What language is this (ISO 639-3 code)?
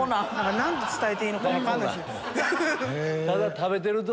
jpn